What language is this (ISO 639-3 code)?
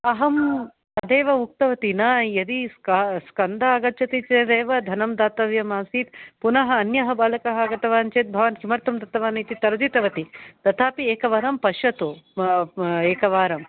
san